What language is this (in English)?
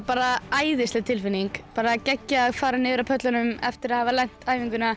Icelandic